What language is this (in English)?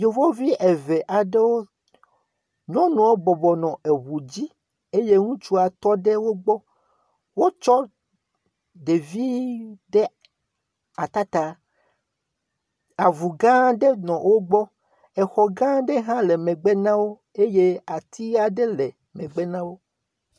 Ewe